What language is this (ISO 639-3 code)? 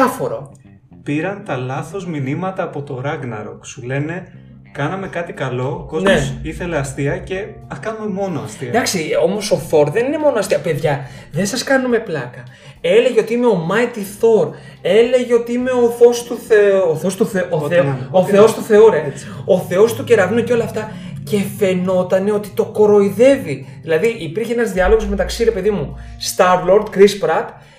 ell